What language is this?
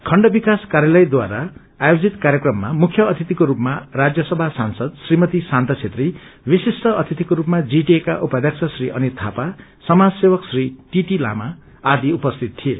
Nepali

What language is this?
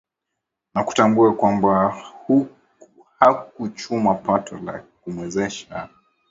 Swahili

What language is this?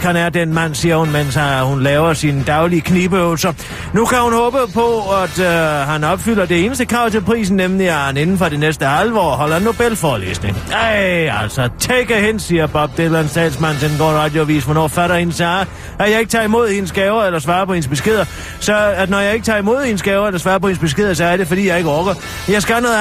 Danish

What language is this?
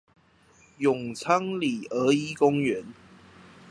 Chinese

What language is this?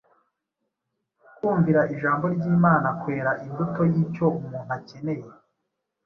Kinyarwanda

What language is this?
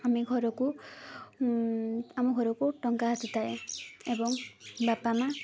Odia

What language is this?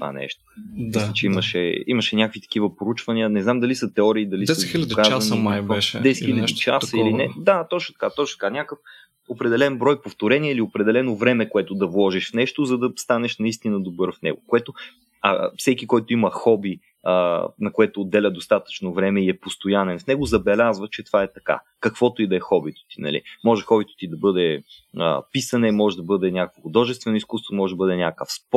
Bulgarian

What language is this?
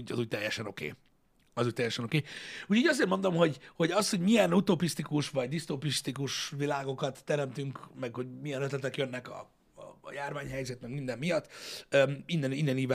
Hungarian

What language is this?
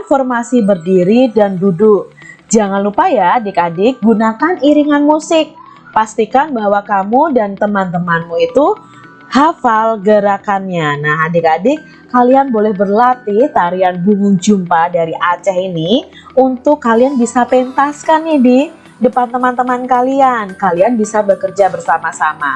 Indonesian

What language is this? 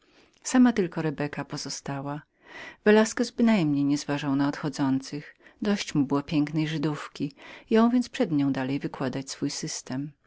Polish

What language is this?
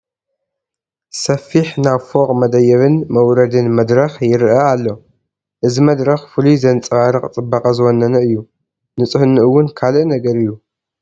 Tigrinya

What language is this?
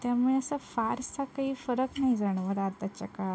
Marathi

